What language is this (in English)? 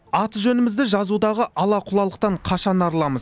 Kazakh